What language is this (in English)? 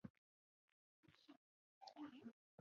Chinese